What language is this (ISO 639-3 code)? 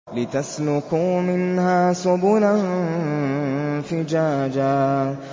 ara